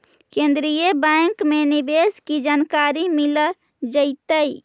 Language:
Magahi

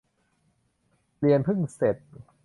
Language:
Thai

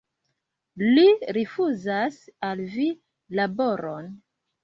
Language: Esperanto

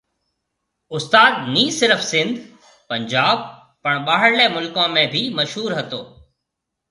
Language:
Marwari (Pakistan)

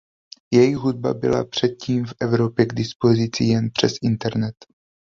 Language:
Czech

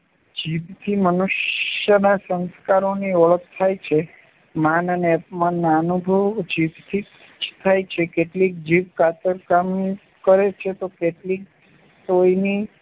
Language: Gujarati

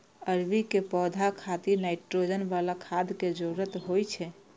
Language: Maithili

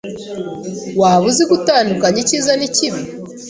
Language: Kinyarwanda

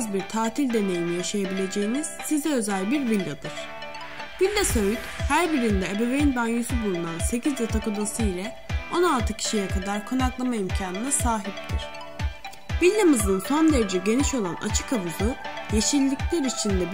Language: Turkish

